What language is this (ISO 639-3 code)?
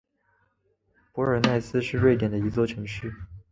zho